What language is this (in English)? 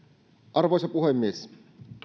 Finnish